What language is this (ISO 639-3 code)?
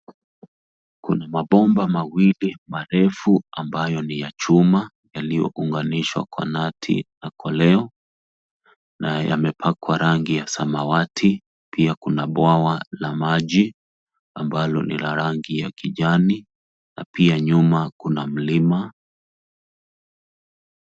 swa